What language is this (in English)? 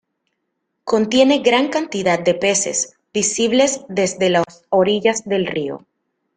Spanish